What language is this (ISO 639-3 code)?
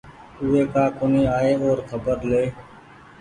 gig